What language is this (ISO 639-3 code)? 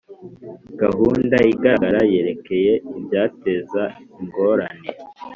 kin